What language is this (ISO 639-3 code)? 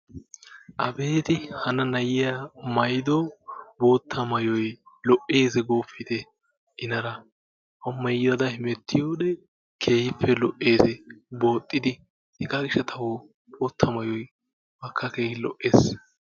wal